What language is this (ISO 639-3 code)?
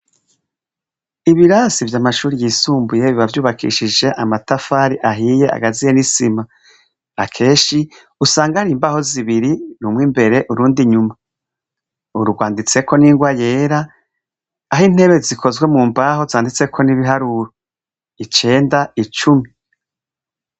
run